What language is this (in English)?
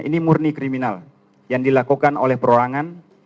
Indonesian